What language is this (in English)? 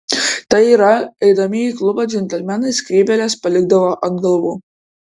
Lithuanian